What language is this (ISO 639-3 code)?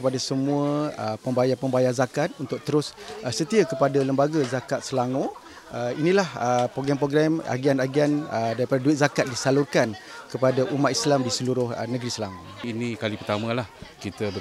msa